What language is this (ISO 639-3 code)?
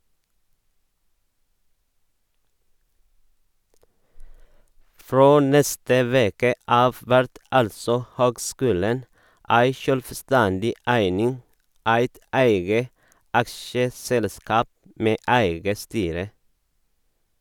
nor